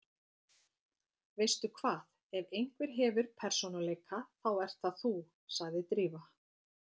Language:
Icelandic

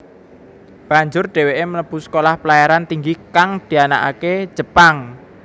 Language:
Javanese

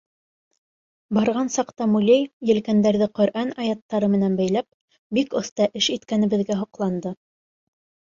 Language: Bashkir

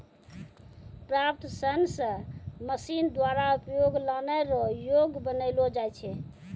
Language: Maithili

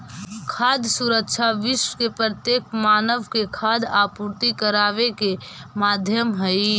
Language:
Magahi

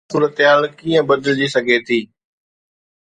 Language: Sindhi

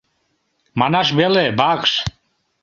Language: Mari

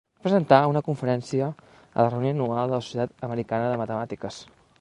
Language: Catalan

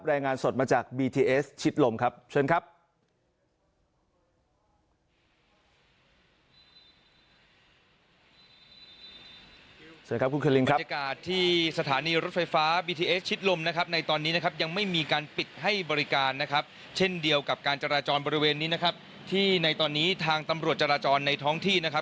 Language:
Thai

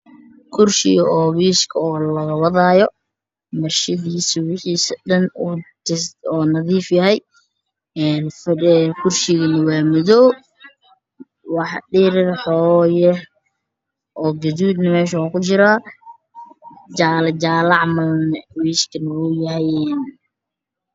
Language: Somali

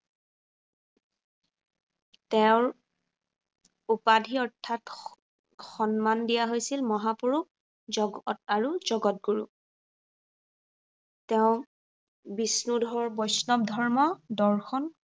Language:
Assamese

